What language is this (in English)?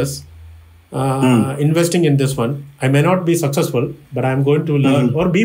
English